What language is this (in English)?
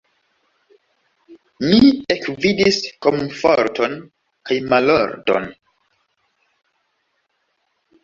Esperanto